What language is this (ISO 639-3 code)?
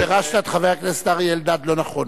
heb